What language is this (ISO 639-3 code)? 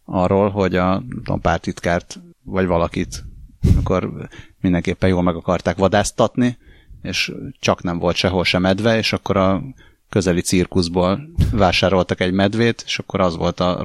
hun